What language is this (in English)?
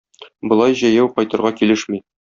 Tatar